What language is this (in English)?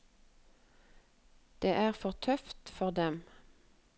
Norwegian